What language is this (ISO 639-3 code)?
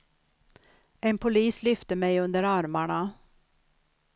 swe